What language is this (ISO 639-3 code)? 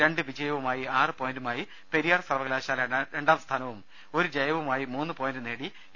mal